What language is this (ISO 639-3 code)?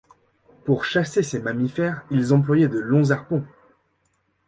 fra